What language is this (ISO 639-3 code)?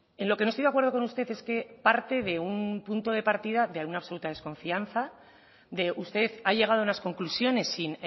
spa